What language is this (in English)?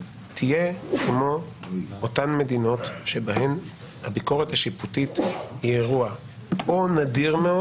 Hebrew